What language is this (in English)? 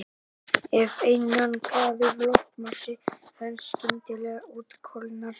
Icelandic